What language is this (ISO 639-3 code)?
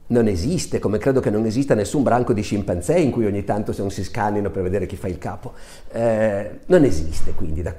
ita